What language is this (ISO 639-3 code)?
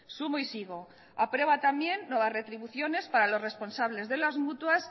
spa